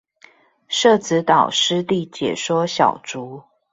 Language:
Chinese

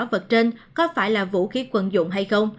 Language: Vietnamese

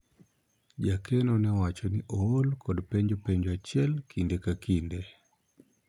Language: Luo (Kenya and Tanzania)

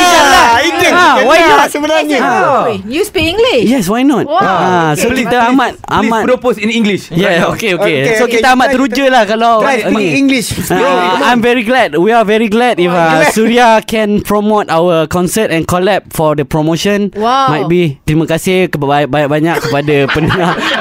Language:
Malay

